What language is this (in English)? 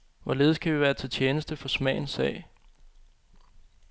Danish